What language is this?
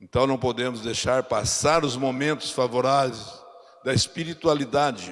Portuguese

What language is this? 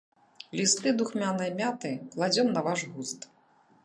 Belarusian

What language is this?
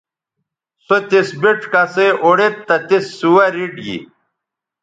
Bateri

